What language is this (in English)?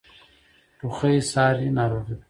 Pashto